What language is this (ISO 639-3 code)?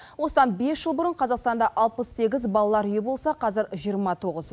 kaz